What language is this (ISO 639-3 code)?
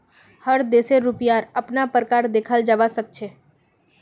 mag